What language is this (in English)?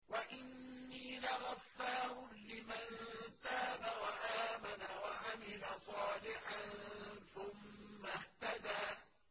Arabic